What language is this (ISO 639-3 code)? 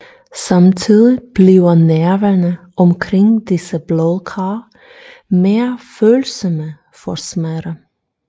dan